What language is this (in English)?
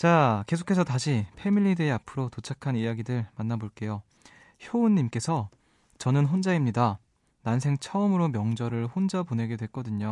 Korean